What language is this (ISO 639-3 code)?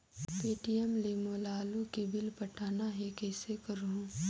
hne